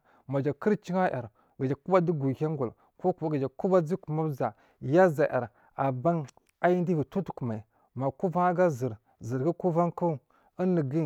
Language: Marghi South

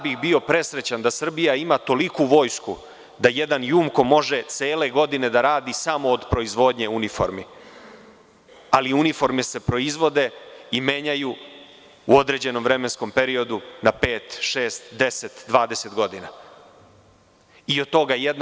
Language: Serbian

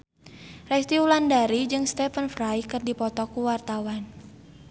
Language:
Sundanese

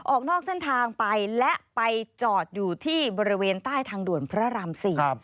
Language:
Thai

